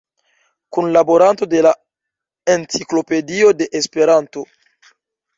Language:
Esperanto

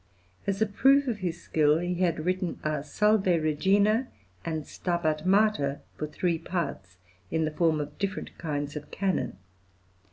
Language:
English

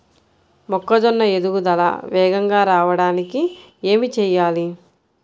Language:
Telugu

